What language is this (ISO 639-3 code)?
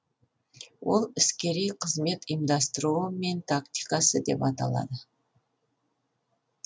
kaz